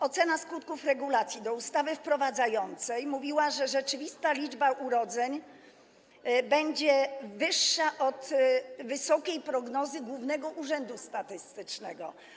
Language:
Polish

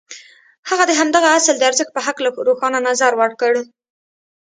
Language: Pashto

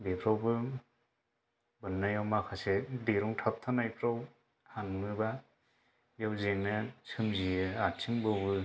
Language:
Bodo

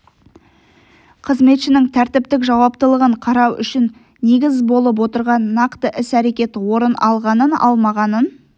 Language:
Kazakh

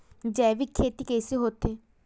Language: Chhattisgarhi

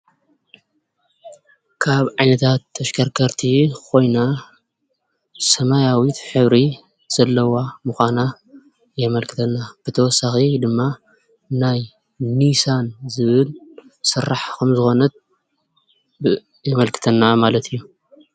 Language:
Tigrinya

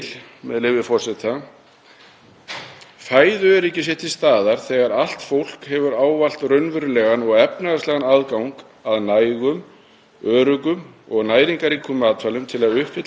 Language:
Icelandic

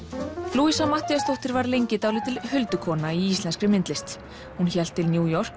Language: Icelandic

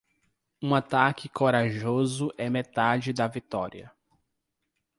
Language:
Portuguese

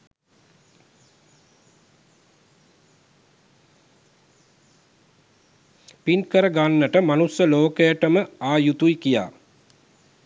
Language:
Sinhala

